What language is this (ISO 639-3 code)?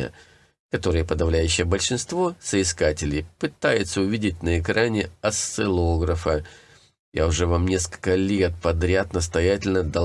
rus